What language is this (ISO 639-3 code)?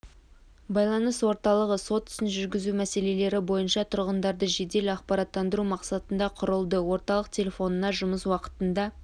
kaz